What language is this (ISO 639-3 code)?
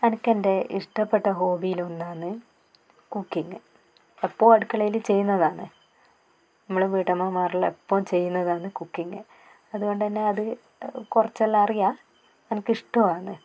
mal